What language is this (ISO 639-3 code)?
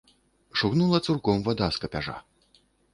bel